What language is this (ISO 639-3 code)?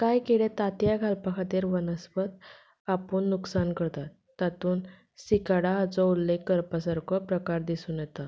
kok